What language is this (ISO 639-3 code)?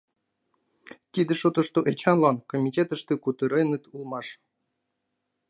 chm